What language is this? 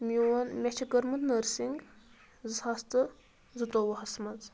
Kashmiri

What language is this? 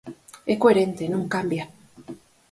Galician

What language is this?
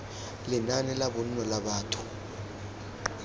Tswana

